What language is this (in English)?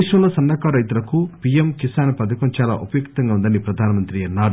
Telugu